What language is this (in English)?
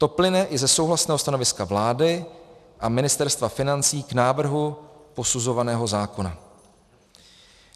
Czech